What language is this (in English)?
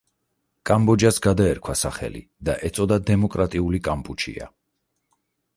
Georgian